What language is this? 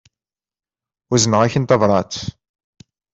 Kabyle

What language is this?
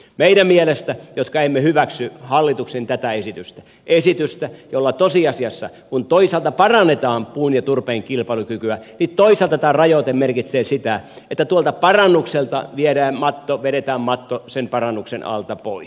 Finnish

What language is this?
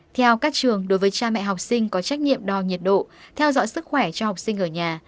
Vietnamese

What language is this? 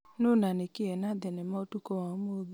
Kikuyu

